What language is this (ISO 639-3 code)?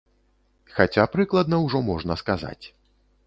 bel